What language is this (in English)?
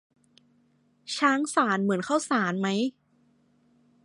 Thai